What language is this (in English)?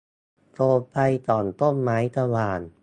Thai